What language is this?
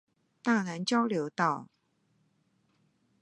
Chinese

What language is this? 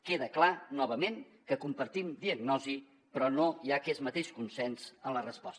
Catalan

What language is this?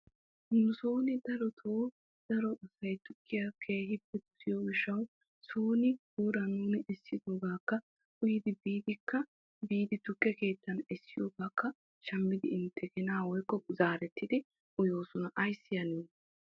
Wolaytta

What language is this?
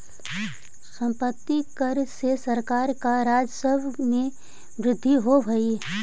Magahi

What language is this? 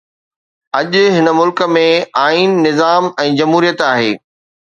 Sindhi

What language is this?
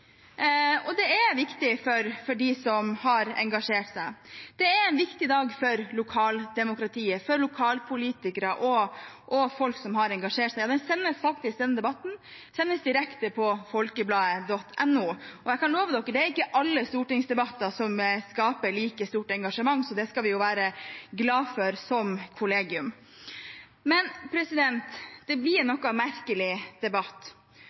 Norwegian Bokmål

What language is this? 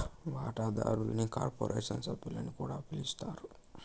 Telugu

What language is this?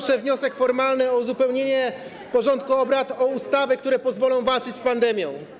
Polish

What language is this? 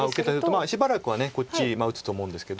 Japanese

